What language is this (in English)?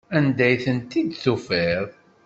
Kabyle